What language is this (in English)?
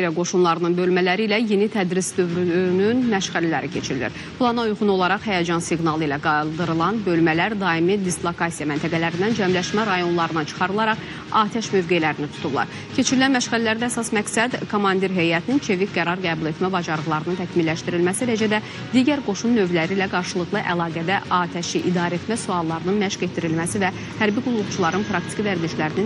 Turkish